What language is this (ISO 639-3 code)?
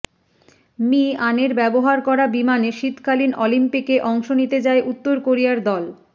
ben